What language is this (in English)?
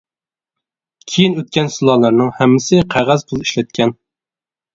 Uyghur